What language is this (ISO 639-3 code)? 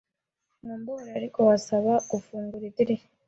kin